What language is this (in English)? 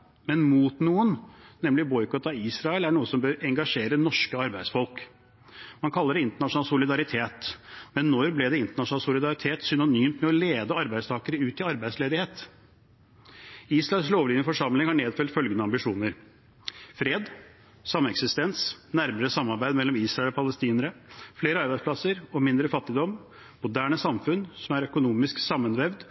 Norwegian Bokmål